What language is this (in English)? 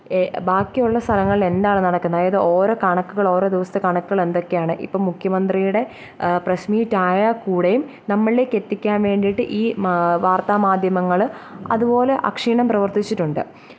Malayalam